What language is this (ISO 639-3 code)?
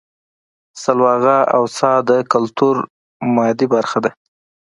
pus